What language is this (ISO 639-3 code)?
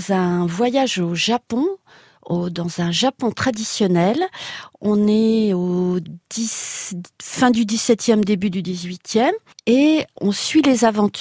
fra